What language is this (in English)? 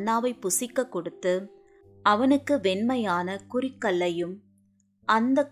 Tamil